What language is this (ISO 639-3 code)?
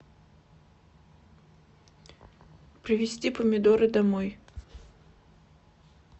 rus